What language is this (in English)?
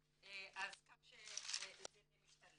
Hebrew